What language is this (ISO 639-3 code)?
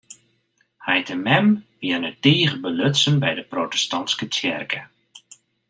fry